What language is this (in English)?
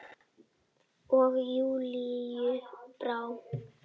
Icelandic